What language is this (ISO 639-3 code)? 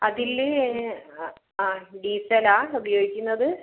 mal